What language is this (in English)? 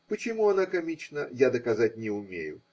Russian